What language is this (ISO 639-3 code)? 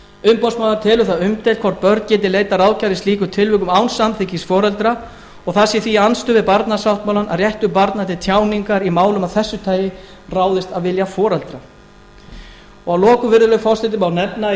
isl